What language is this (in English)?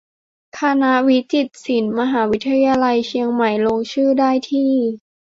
Thai